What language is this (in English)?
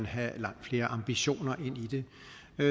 Danish